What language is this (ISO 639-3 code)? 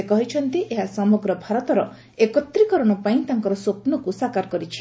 ori